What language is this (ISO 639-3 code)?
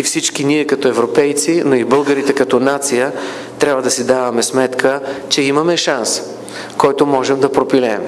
bul